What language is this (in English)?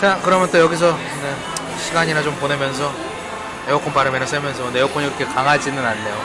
Korean